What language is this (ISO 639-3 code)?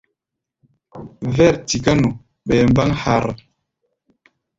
gba